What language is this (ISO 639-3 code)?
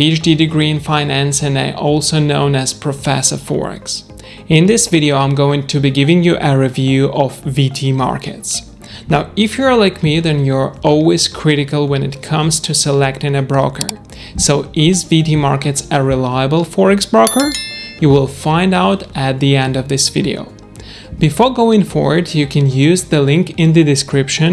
eng